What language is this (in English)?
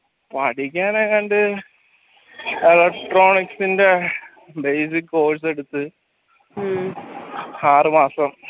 Malayalam